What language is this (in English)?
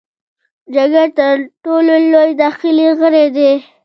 Pashto